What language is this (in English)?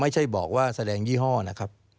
Thai